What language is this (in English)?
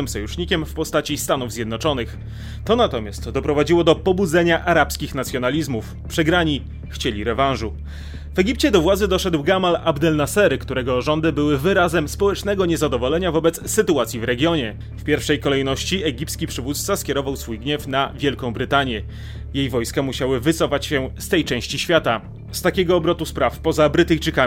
Polish